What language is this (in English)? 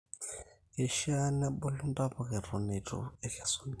Masai